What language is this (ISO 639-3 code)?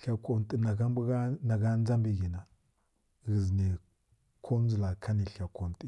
fkk